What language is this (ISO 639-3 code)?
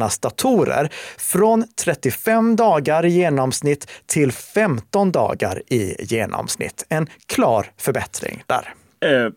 swe